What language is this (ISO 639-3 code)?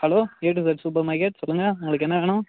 tam